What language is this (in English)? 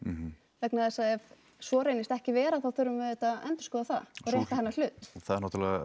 Icelandic